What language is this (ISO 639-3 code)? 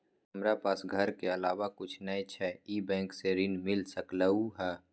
mai